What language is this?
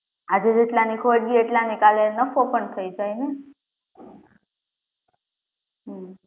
Gujarati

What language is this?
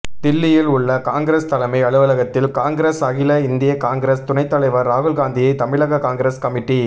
Tamil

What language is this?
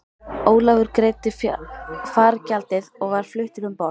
Icelandic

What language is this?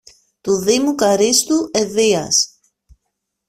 Greek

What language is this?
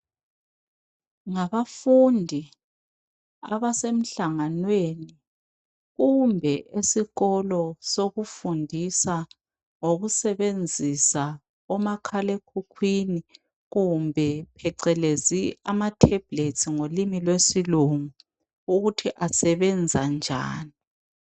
North Ndebele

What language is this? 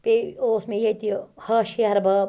Kashmiri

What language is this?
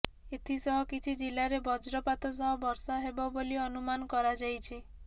Odia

